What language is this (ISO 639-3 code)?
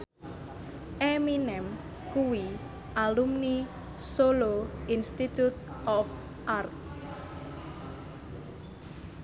jav